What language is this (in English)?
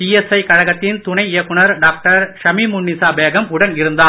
Tamil